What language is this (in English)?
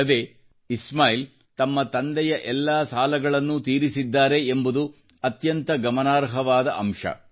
Kannada